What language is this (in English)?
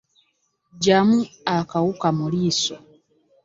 Ganda